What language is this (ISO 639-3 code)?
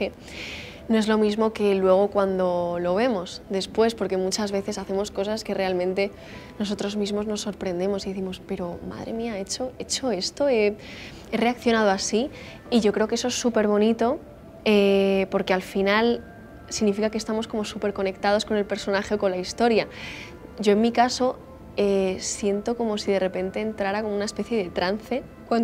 spa